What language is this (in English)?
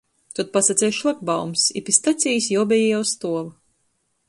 Latgalian